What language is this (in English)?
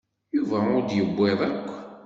Kabyle